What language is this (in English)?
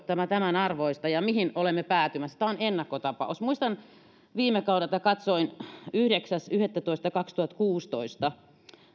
Finnish